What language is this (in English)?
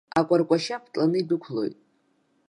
Abkhazian